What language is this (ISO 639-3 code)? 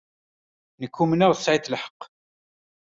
kab